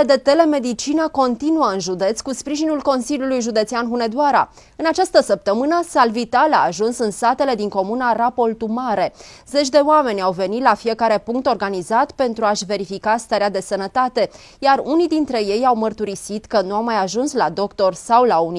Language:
Romanian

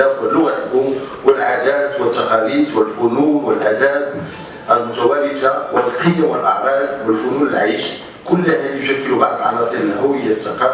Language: Arabic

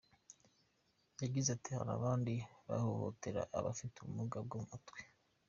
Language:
Kinyarwanda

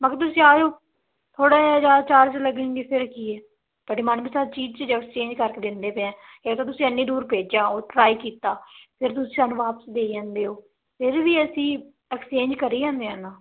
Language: Punjabi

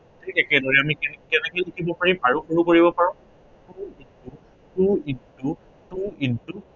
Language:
Assamese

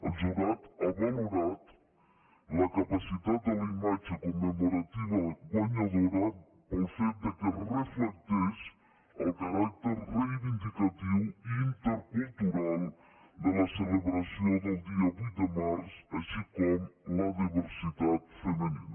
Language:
Catalan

